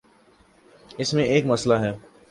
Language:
Urdu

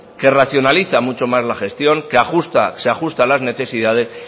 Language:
Spanish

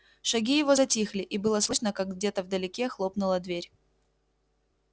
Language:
Russian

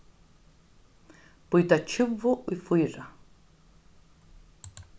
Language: Faroese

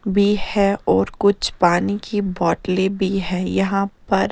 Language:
Hindi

